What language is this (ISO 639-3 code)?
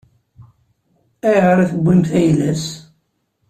kab